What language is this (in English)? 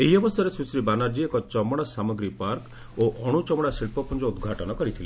Odia